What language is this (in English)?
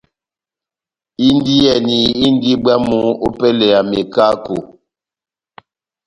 Batanga